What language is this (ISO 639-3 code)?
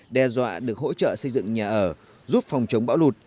vie